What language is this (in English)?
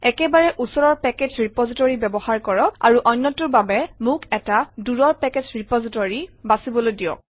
Assamese